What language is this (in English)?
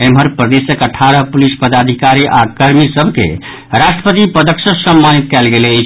Maithili